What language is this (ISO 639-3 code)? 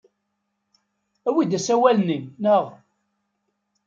kab